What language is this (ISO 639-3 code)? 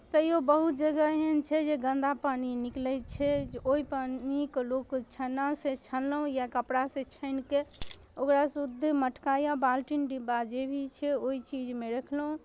mai